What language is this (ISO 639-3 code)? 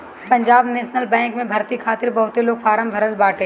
bho